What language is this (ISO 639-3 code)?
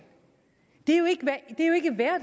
dan